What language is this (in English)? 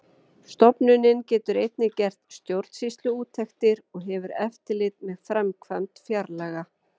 Icelandic